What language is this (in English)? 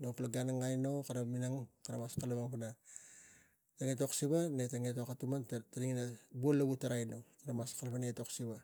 Tigak